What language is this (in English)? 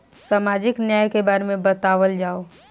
Bhojpuri